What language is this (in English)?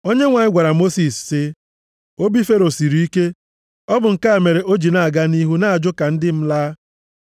Igbo